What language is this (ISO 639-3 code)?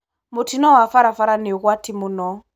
kik